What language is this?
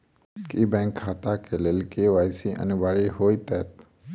Maithili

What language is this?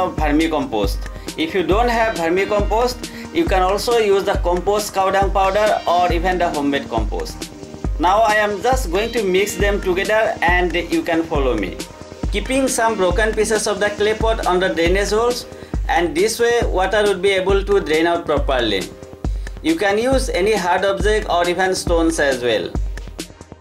English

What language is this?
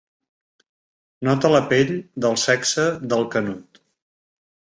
Catalan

